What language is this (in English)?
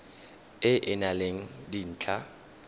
Tswana